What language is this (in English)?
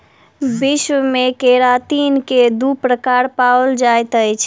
Maithili